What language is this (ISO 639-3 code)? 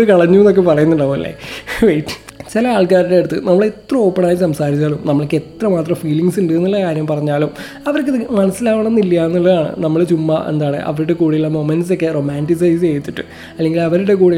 mal